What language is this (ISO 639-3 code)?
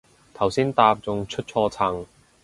yue